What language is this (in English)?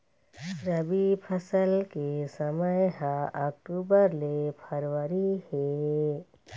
Chhattisgarhi